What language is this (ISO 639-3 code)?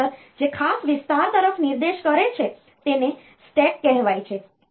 guj